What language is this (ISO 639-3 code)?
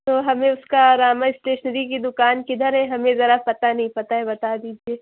urd